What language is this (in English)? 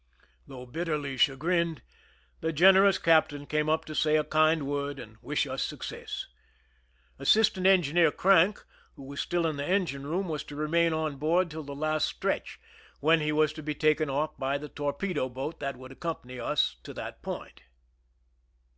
English